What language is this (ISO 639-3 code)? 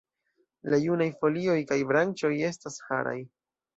epo